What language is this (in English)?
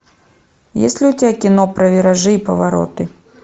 Russian